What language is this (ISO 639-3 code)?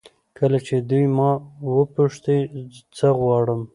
pus